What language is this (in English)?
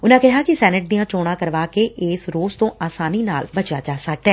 Punjabi